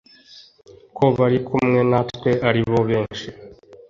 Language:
Kinyarwanda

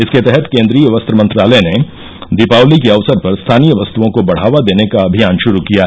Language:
Hindi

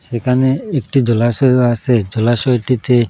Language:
Bangla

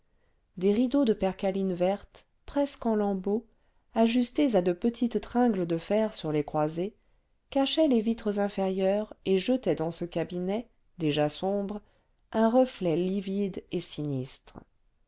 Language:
French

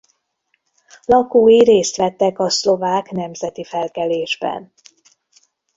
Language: Hungarian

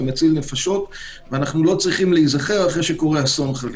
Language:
Hebrew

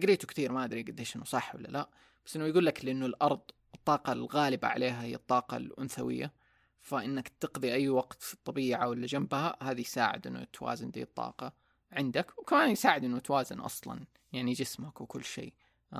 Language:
Arabic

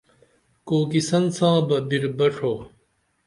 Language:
Dameli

